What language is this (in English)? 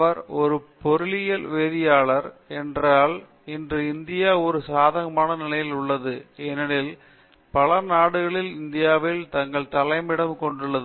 Tamil